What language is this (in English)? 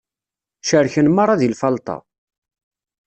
Kabyle